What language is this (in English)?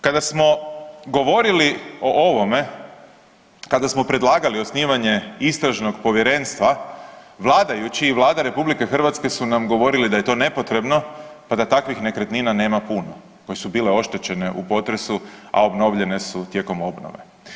Croatian